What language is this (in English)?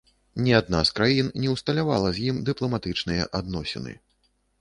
Belarusian